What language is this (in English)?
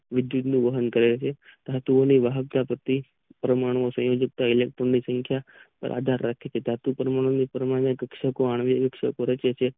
Gujarati